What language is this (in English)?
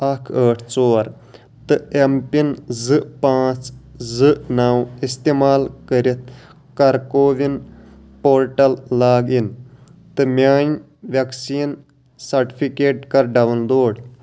Kashmiri